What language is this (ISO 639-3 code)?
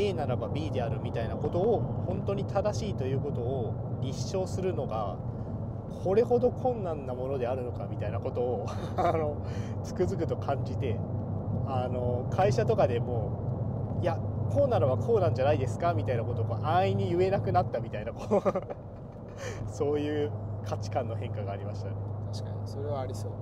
jpn